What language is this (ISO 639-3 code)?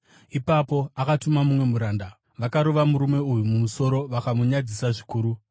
sna